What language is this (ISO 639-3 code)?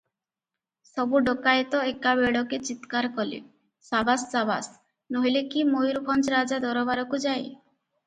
ori